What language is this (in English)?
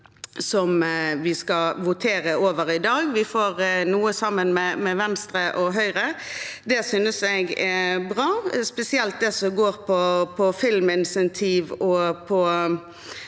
Norwegian